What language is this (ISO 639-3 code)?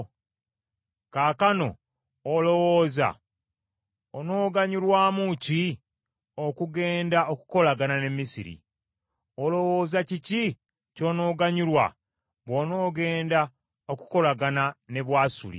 lug